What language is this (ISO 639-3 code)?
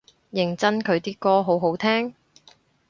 yue